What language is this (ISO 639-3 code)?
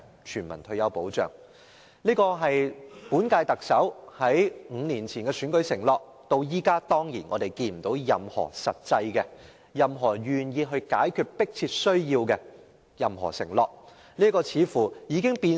yue